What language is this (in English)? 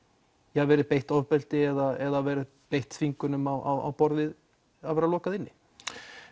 Icelandic